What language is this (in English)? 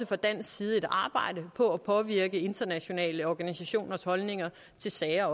Danish